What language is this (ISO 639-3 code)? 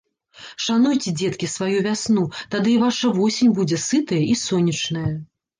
bel